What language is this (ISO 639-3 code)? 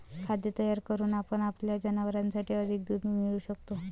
mar